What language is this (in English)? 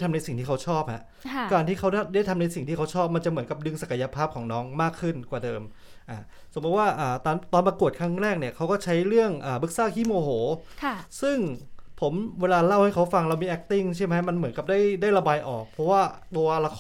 Thai